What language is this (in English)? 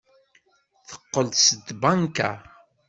Kabyle